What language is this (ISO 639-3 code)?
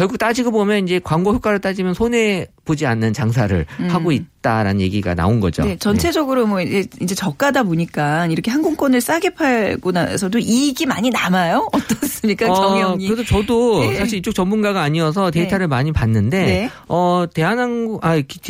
kor